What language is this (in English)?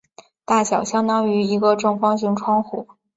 Chinese